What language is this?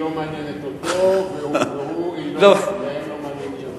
Hebrew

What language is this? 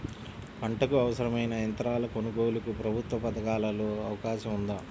Telugu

